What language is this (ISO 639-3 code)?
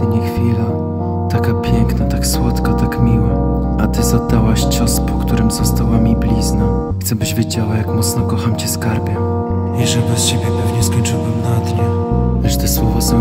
pol